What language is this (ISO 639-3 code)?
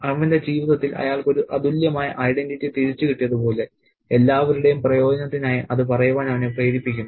mal